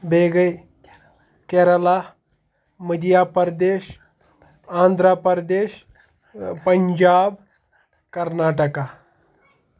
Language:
Kashmiri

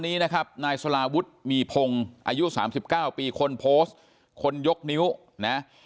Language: Thai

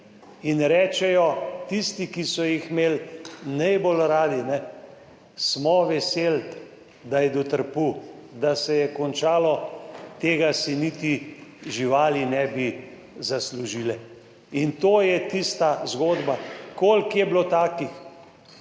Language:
Slovenian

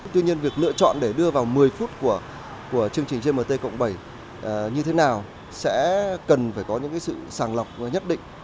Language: Vietnamese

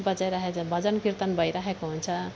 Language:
Nepali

